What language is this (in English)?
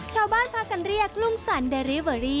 Thai